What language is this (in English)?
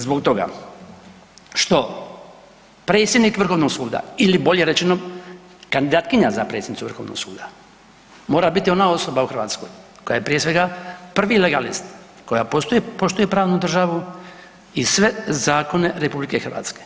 Croatian